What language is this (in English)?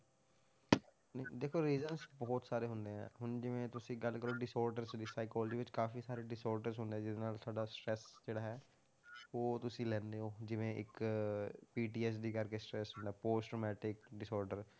Punjabi